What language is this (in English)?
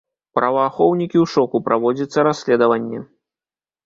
Belarusian